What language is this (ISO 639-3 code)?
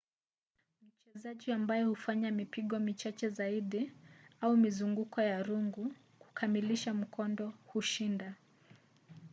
swa